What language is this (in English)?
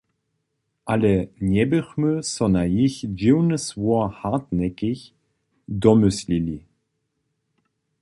Upper Sorbian